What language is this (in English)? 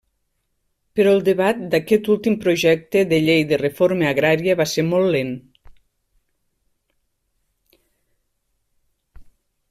Catalan